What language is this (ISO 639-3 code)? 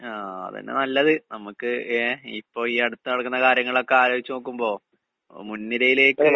mal